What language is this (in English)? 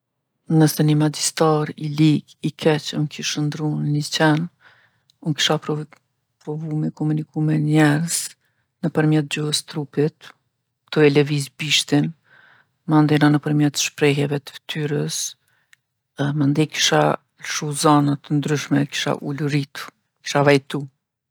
Gheg Albanian